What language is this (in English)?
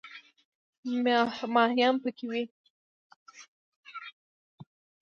Pashto